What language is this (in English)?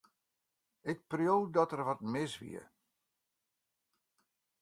Western Frisian